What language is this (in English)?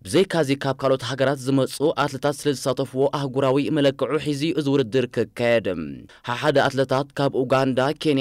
Arabic